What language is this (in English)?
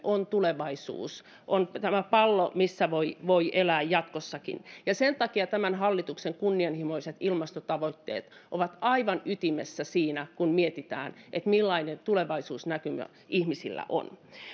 Finnish